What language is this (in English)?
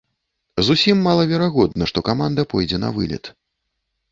Belarusian